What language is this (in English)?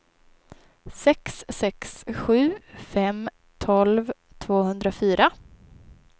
Swedish